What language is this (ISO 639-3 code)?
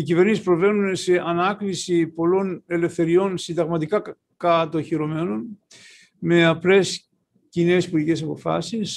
ell